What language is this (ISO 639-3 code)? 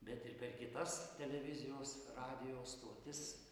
lit